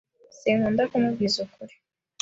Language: Kinyarwanda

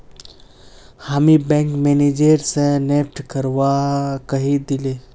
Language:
Magahi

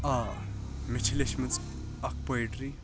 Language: Kashmiri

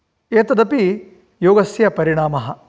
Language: Sanskrit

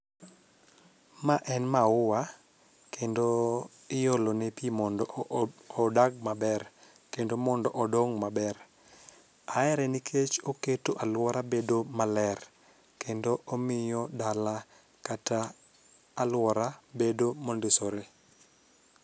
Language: Luo (Kenya and Tanzania)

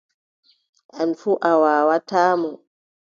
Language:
Adamawa Fulfulde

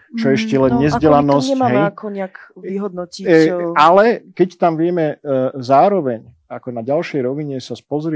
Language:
Slovak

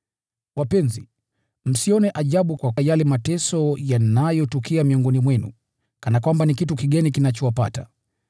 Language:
Swahili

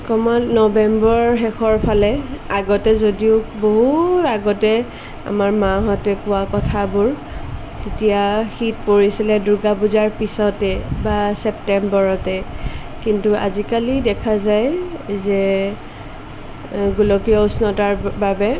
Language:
Assamese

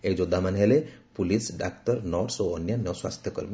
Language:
Odia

